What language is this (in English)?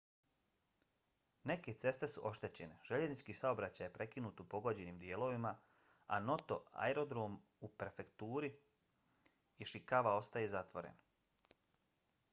Bosnian